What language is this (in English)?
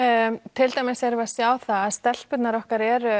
Icelandic